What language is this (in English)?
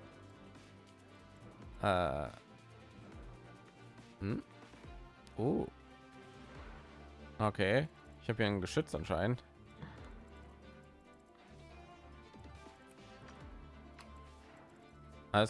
German